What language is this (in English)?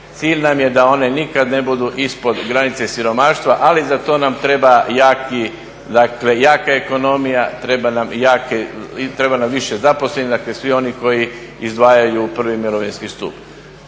Croatian